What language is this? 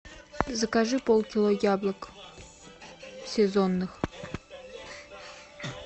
Russian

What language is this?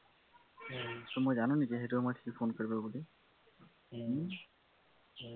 Assamese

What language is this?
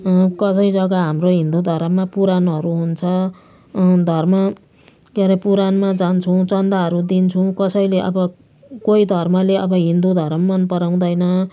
Nepali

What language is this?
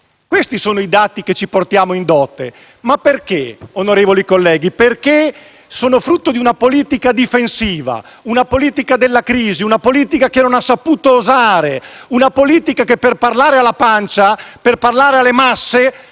Italian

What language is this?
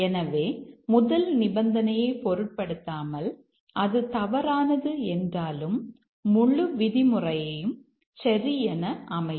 Tamil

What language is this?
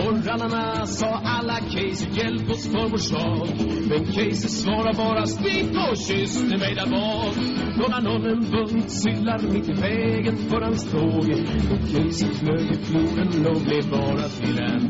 Swedish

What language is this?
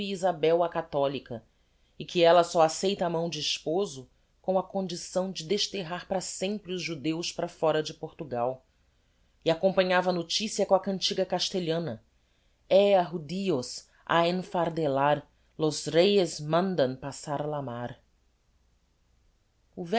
Portuguese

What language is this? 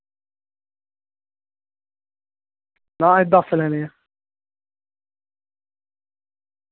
Dogri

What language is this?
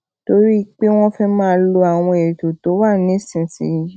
Yoruba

